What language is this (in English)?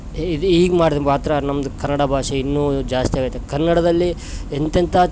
Kannada